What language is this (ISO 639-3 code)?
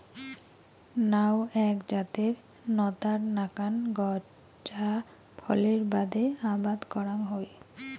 ben